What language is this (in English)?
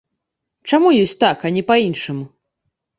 Belarusian